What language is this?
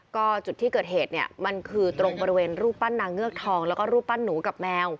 Thai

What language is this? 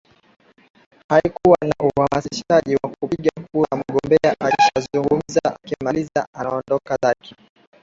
Swahili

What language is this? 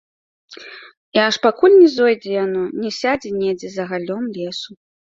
Belarusian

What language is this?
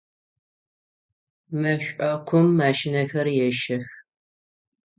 Adyghe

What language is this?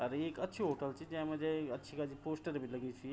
Garhwali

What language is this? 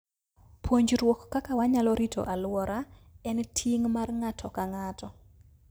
Luo (Kenya and Tanzania)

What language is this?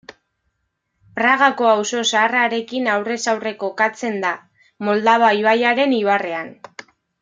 Basque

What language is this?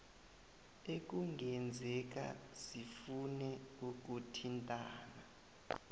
South Ndebele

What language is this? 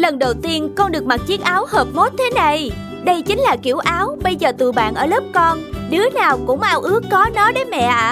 Vietnamese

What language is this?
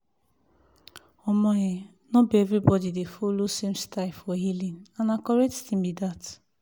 Nigerian Pidgin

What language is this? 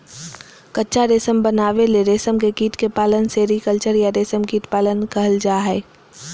Magahi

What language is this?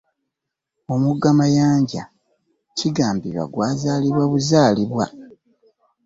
Ganda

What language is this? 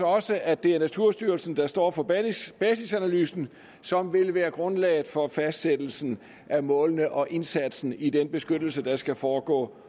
Danish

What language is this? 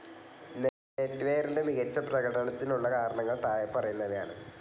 Malayalam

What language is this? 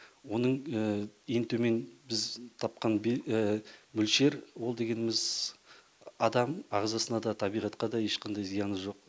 Kazakh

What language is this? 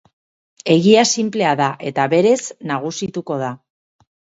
Basque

